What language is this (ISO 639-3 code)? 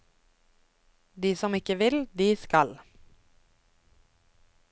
nor